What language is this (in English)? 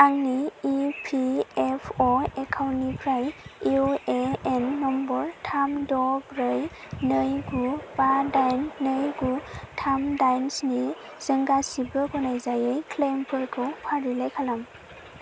Bodo